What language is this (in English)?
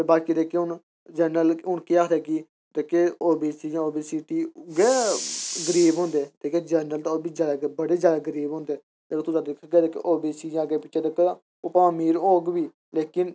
Dogri